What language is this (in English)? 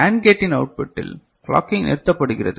Tamil